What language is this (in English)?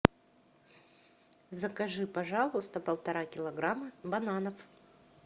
Russian